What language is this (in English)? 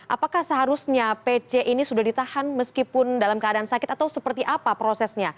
Indonesian